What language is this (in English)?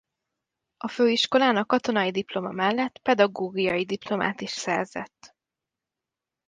Hungarian